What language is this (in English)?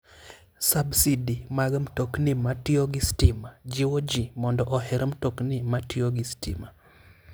Luo (Kenya and Tanzania)